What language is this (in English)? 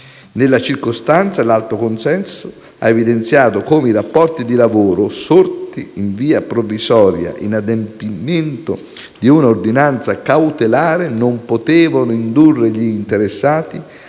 Italian